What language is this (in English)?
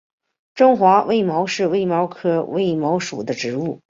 Chinese